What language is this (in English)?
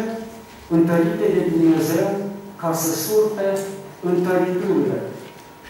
Romanian